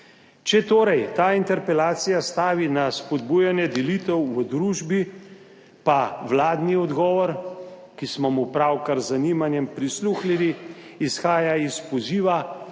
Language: Slovenian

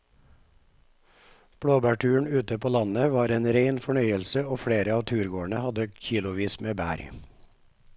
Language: Norwegian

